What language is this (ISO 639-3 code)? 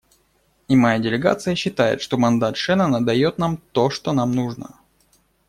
rus